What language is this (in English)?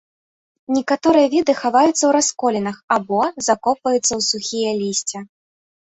Belarusian